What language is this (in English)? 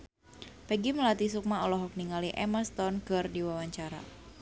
Sundanese